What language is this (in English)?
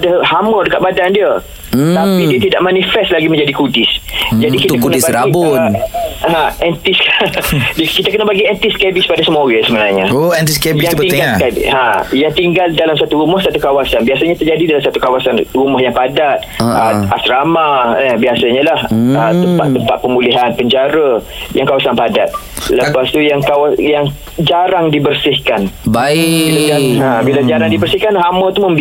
Malay